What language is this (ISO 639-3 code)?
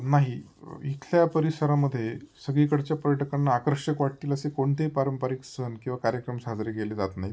mar